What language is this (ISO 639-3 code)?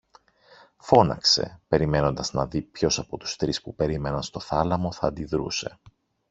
ell